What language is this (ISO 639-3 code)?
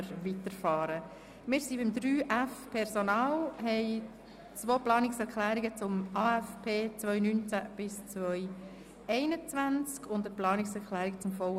gsw